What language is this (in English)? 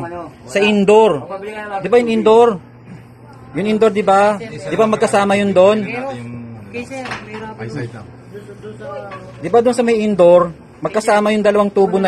Filipino